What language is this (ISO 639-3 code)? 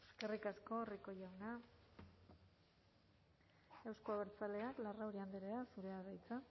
eus